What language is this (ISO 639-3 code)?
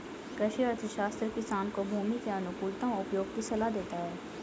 hin